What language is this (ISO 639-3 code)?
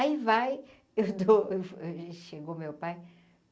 por